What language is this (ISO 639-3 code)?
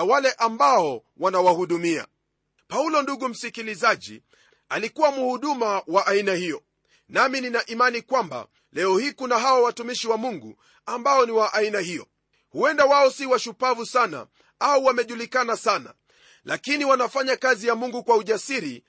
swa